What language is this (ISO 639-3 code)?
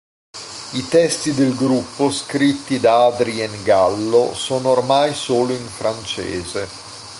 ita